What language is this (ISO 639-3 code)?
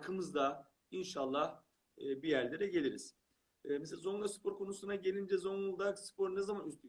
tur